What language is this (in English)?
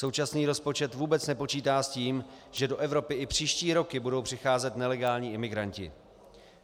Czech